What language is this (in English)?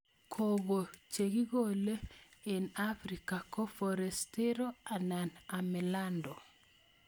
Kalenjin